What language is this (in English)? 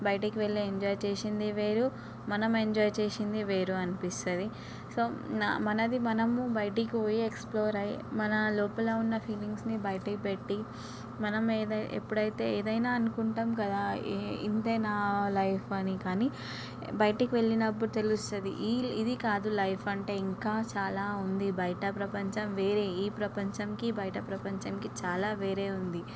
Telugu